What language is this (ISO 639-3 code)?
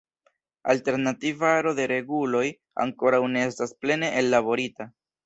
epo